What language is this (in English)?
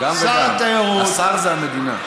Hebrew